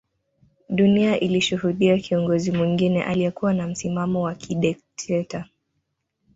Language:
Swahili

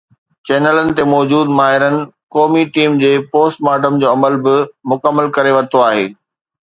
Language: Sindhi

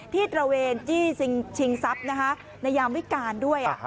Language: Thai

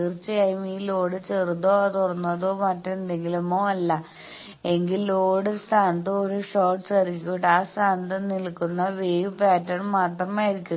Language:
Malayalam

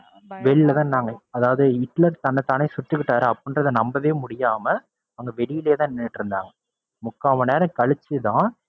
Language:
Tamil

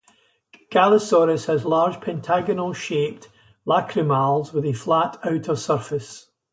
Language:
English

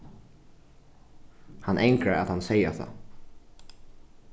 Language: Faroese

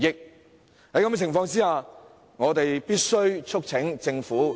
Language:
Cantonese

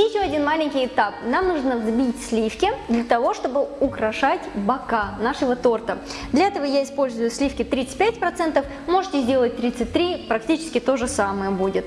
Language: Russian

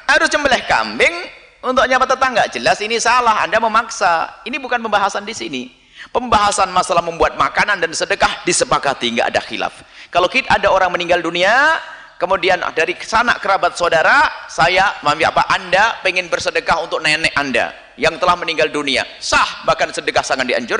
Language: Indonesian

